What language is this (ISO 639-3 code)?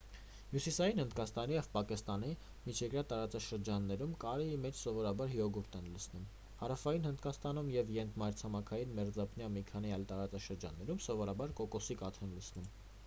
hye